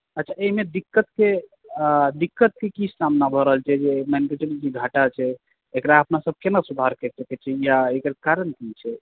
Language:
Maithili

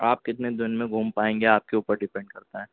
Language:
Urdu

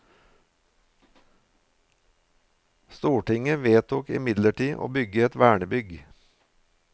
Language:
Norwegian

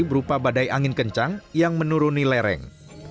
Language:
Indonesian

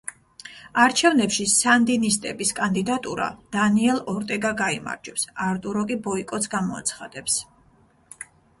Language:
Georgian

